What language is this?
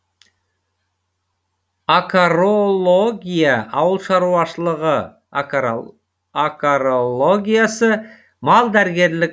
Kazakh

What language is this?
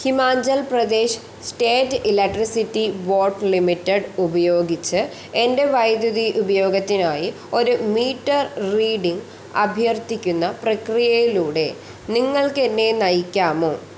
Malayalam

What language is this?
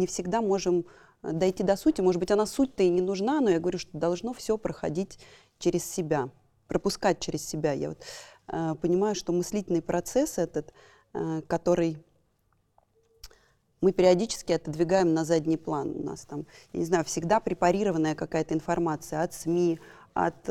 Russian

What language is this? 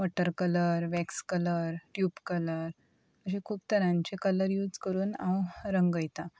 Konkani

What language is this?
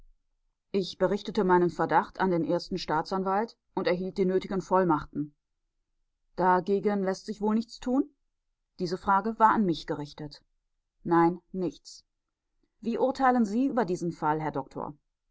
German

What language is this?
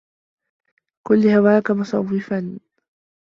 Arabic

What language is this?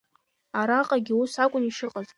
Abkhazian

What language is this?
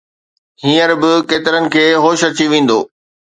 Sindhi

